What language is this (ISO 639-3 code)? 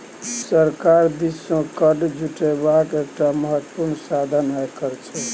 mai